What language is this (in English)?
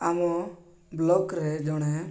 Odia